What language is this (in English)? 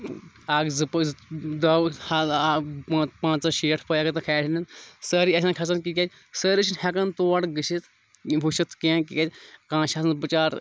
Kashmiri